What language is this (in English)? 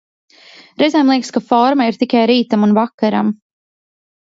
Latvian